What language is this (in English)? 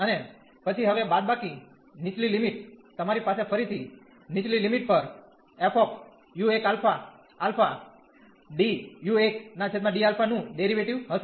Gujarati